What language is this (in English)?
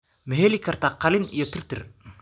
Somali